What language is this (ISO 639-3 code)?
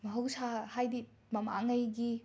mni